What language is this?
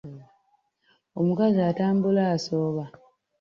Ganda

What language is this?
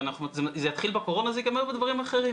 Hebrew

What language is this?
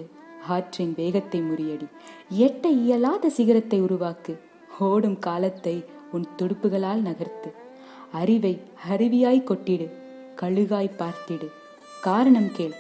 Tamil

